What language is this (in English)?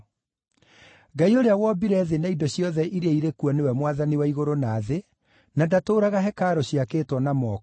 Kikuyu